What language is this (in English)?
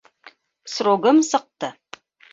Bashkir